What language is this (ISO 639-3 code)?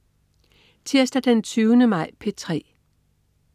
dan